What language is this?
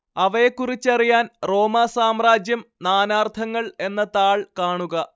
Malayalam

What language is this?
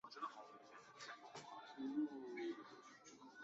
Chinese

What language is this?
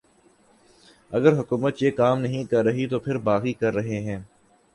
Urdu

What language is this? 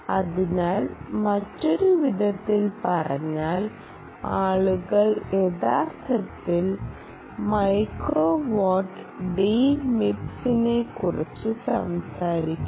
Malayalam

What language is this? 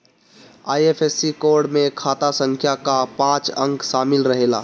Bhojpuri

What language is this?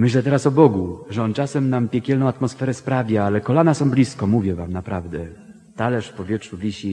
Polish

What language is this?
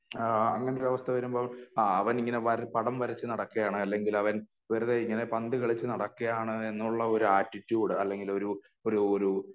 Malayalam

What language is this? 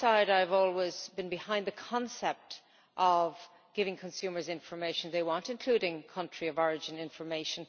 English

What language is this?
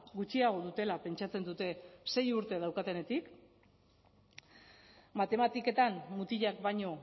Basque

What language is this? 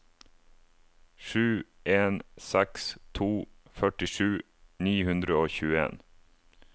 Norwegian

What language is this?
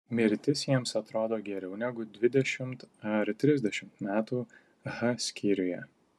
Lithuanian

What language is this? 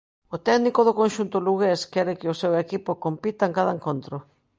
Galician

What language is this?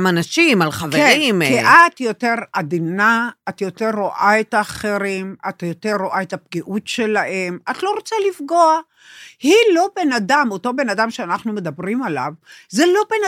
Hebrew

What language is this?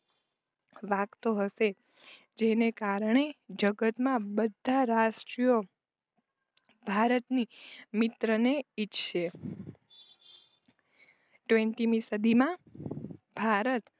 Gujarati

